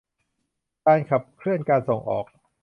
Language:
Thai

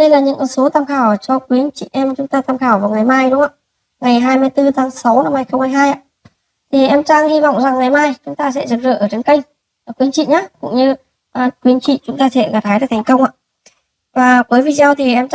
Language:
Vietnamese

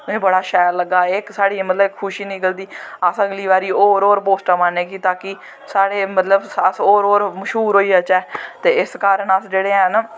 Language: Dogri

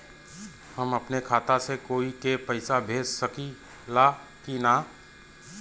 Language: Bhojpuri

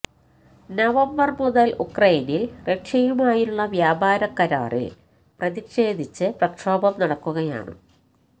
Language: Malayalam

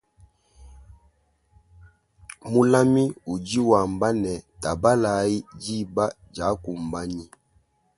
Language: Luba-Lulua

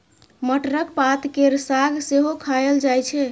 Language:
Maithili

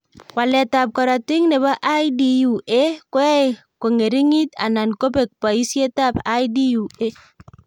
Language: Kalenjin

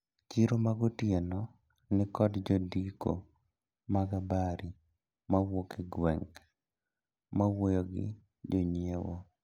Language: Luo (Kenya and Tanzania)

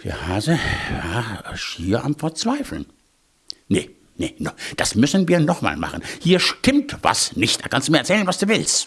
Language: German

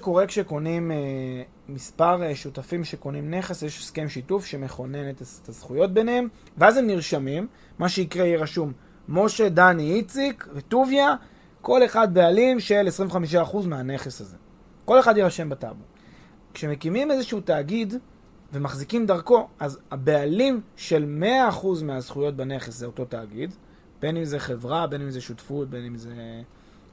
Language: Hebrew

